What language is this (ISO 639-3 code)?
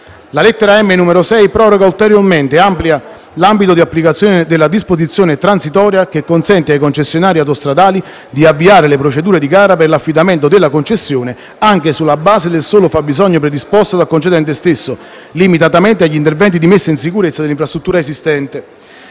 ita